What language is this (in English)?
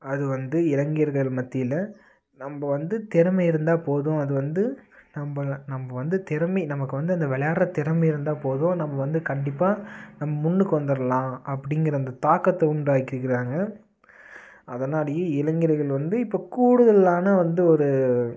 Tamil